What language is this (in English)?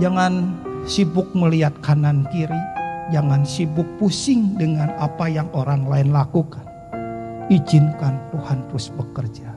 Indonesian